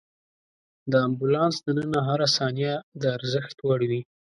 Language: Pashto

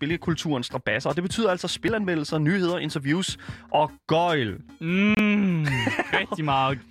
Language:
Danish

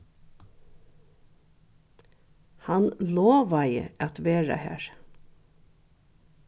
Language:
Faroese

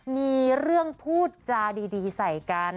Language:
Thai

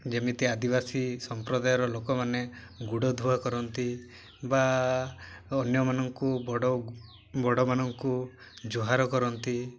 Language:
Odia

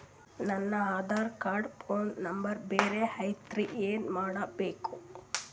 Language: Kannada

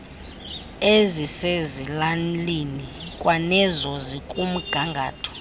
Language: Xhosa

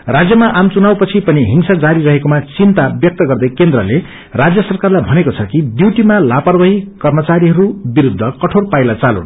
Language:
Nepali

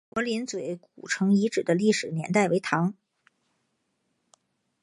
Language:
Chinese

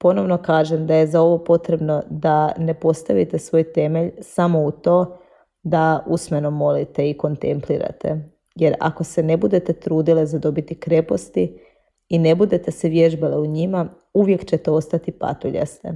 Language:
Croatian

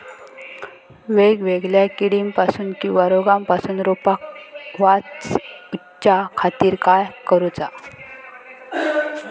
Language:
Marathi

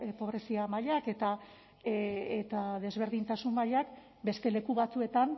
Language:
Basque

